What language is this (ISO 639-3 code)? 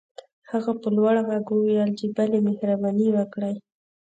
pus